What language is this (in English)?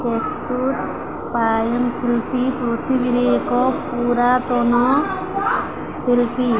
Odia